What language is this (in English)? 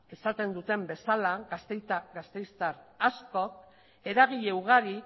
Basque